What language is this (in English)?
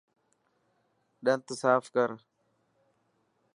Dhatki